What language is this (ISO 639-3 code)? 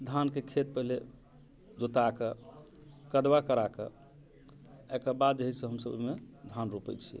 mai